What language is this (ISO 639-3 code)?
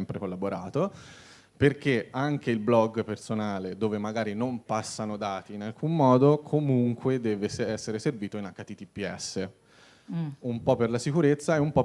ita